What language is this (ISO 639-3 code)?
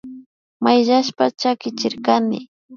qvi